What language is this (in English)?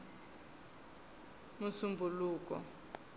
Tsonga